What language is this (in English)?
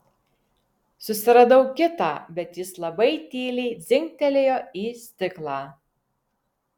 Lithuanian